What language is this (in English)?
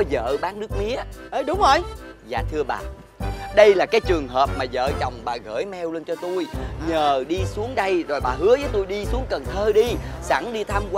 Vietnamese